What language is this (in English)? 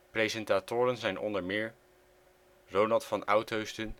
Dutch